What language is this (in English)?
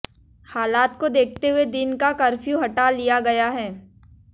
Hindi